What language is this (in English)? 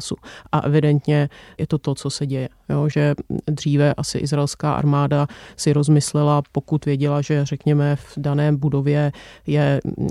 Czech